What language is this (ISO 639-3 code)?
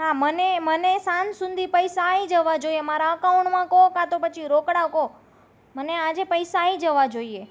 guj